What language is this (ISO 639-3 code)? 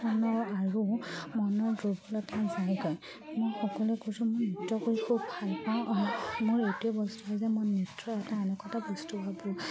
asm